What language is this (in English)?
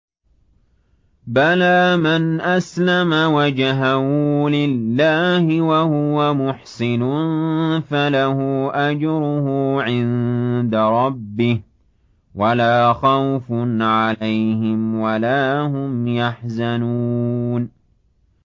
Arabic